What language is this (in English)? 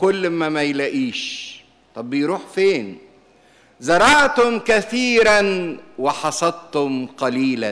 Arabic